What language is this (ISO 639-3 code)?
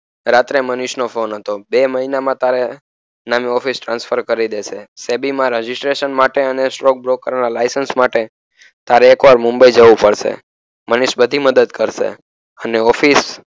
guj